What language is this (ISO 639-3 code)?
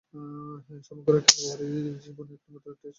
ben